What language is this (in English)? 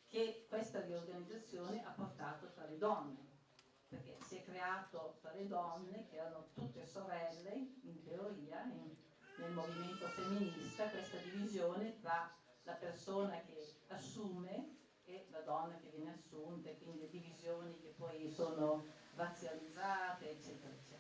Italian